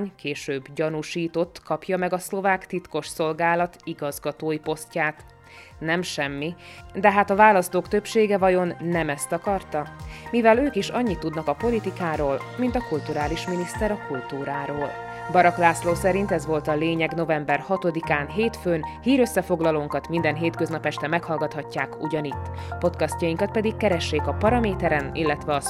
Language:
Hungarian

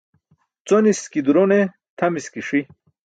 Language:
Burushaski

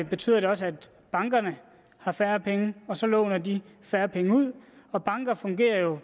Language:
Danish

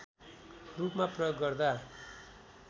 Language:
Nepali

